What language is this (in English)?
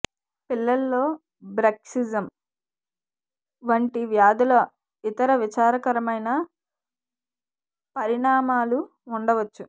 Telugu